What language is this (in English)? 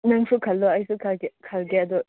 Manipuri